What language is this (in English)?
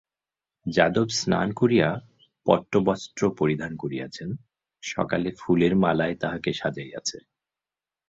Bangla